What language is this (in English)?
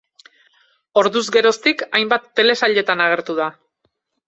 Basque